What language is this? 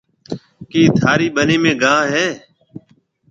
Marwari (Pakistan)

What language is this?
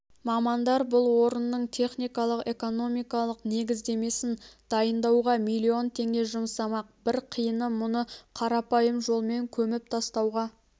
Kazakh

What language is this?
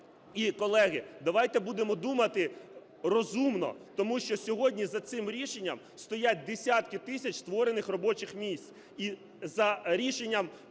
Ukrainian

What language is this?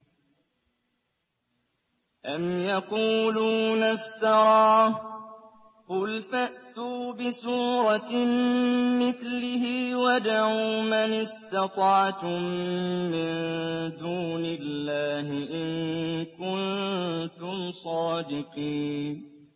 Arabic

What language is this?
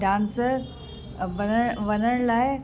Sindhi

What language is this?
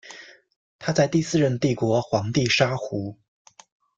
Chinese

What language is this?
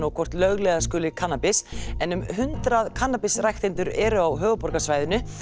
Icelandic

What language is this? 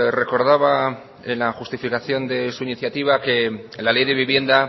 Spanish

